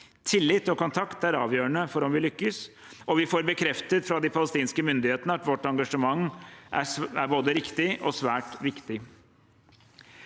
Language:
Norwegian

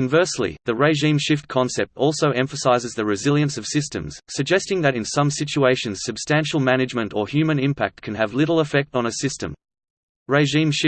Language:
English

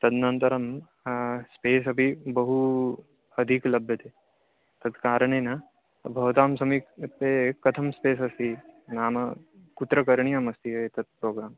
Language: Sanskrit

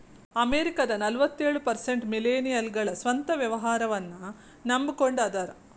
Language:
Kannada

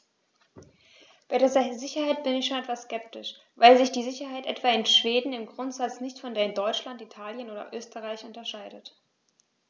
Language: German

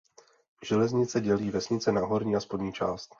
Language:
Czech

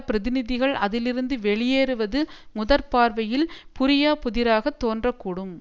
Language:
Tamil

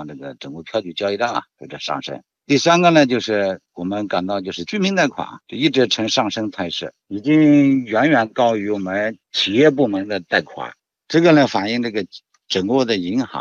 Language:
Chinese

